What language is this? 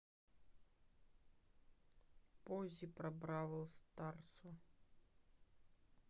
Russian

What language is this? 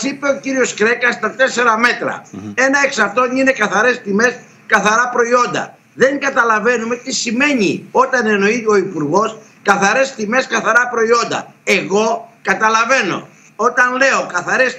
Greek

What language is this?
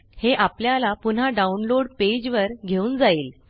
Marathi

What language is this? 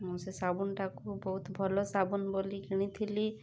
Odia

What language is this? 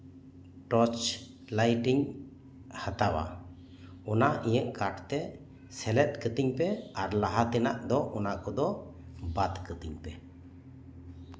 Santali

